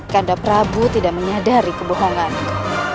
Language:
Indonesian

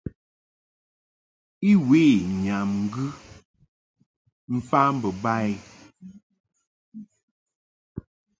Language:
Mungaka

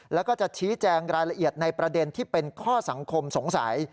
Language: Thai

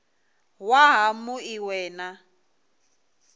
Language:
Venda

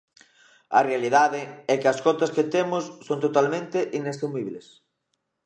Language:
Galician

